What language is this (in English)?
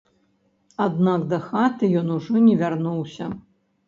Belarusian